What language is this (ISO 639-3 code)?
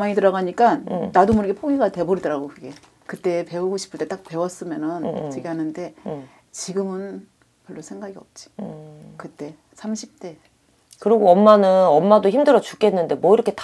kor